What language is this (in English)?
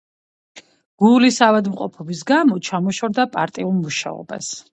Georgian